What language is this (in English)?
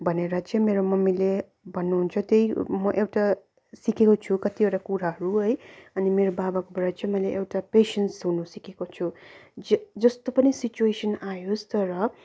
Nepali